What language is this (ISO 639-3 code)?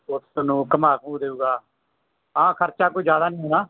pan